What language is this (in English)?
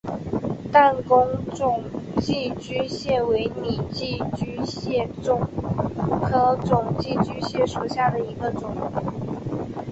Chinese